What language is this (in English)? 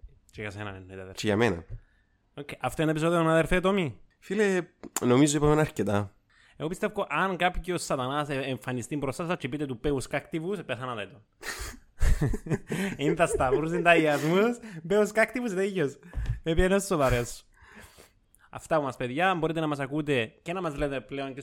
Greek